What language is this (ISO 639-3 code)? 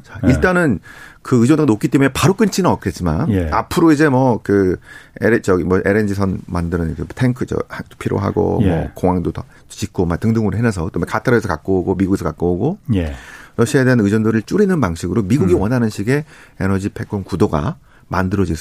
kor